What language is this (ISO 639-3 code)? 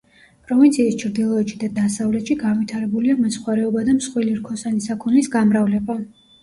kat